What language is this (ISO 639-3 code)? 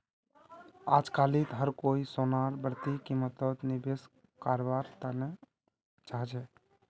mag